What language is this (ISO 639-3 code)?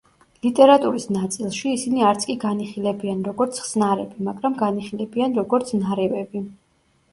kat